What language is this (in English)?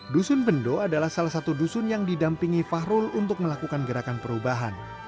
Indonesian